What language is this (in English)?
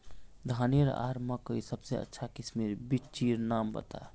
Magahi